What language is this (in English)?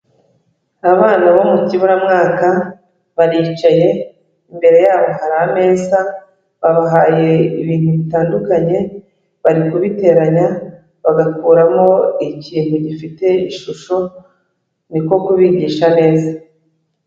Kinyarwanda